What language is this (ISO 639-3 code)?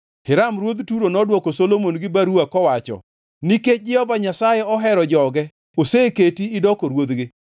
luo